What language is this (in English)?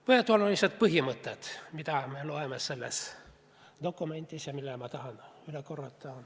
Estonian